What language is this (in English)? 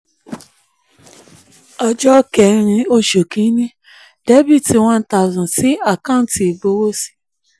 Yoruba